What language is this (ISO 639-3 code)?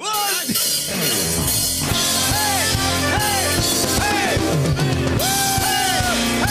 kor